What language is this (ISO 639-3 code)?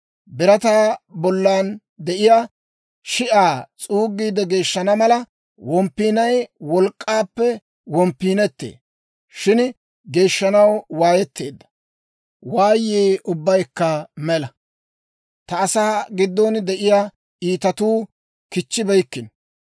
dwr